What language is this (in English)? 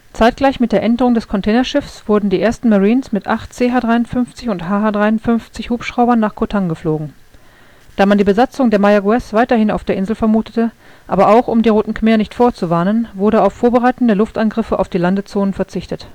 German